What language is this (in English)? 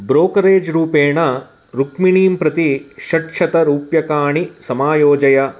Sanskrit